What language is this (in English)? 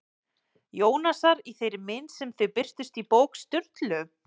Icelandic